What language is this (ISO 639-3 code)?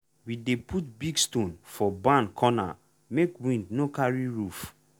pcm